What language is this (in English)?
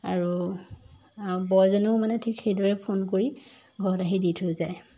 Assamese